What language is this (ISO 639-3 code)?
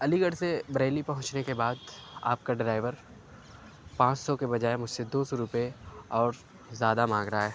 urd